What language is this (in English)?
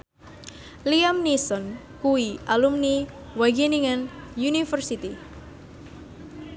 Javanese